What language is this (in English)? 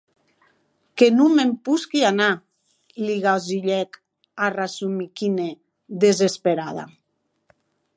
Occitan